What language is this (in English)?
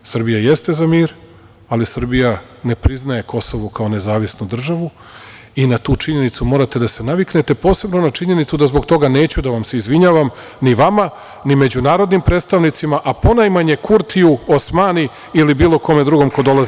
Serbian